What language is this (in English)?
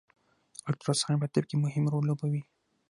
Pashto